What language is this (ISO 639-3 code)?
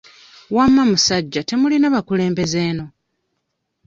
lug